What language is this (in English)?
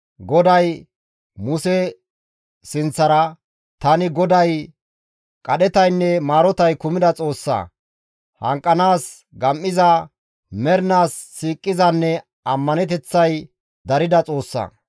Gamo